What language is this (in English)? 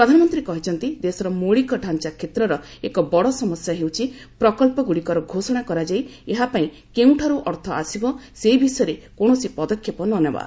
Odia